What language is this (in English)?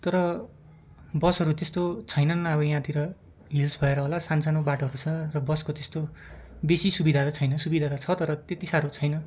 Nepali